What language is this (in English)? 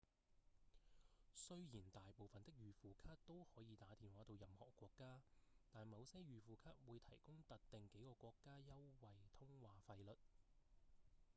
Cantonese